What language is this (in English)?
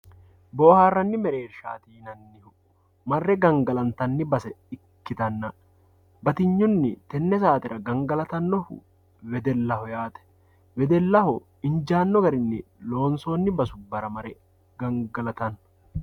Sidamo